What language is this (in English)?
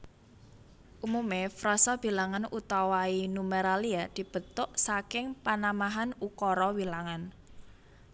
Javanese